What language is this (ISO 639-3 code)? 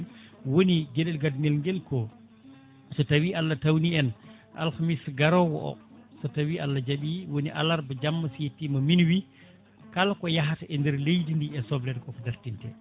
ful